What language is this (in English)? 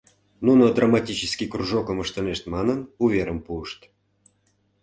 Mari